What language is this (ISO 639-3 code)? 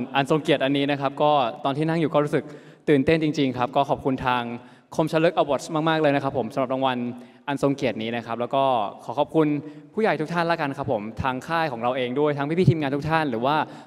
tha